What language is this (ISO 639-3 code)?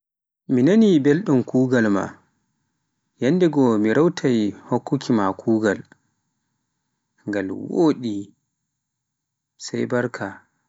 fuf